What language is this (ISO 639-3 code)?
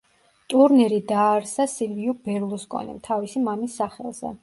kat